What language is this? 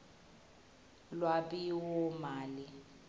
Swati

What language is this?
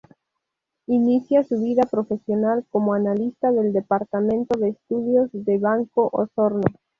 Spanish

